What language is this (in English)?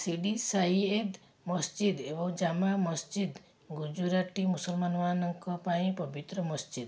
Odia